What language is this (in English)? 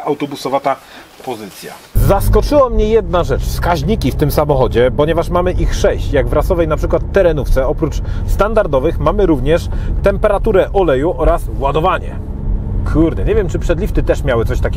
Polish